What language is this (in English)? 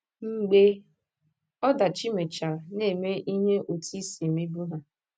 Igbo